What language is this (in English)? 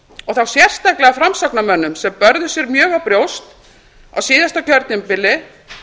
Icelandic